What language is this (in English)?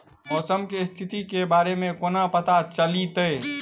Maithili